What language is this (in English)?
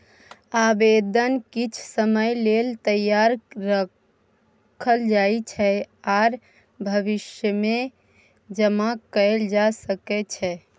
Maithili